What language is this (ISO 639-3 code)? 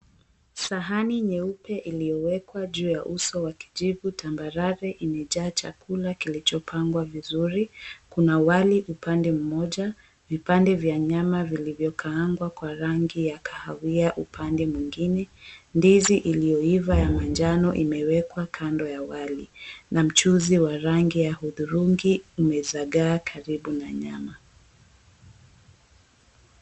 swa